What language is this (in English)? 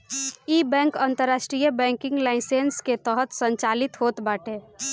Bhojpuri